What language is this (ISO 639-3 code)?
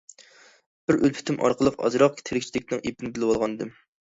uig